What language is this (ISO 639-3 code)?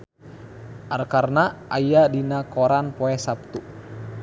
sun